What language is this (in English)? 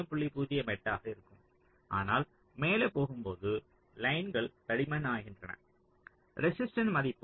Tamil